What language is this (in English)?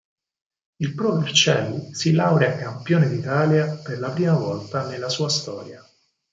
Italian